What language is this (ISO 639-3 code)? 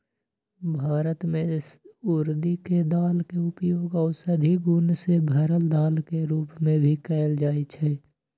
mag